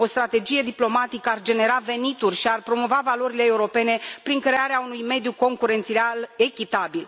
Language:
Romanian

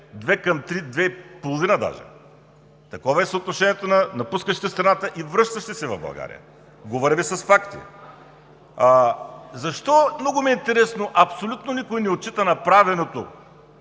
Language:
Bulgarian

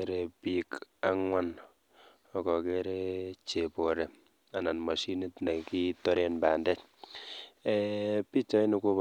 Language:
Kalenjin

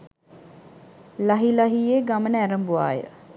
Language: Sinhala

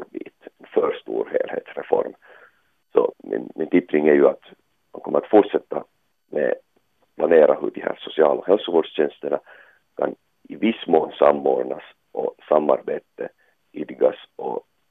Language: Swedish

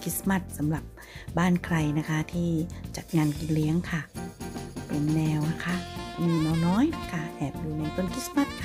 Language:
Thai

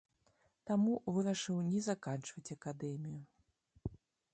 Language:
Belarusian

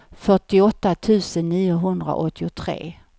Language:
Swedish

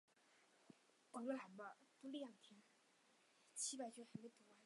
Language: Chinese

